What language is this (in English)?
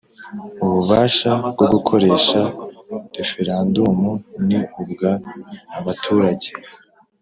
Kinyarwanda